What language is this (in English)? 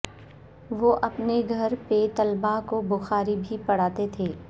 Urdu